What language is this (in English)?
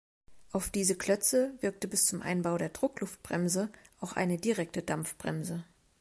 German